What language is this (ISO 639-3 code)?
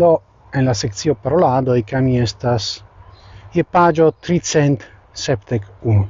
ita